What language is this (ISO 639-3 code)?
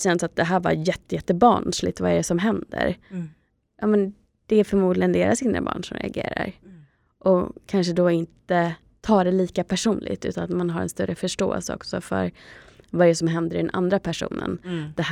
swe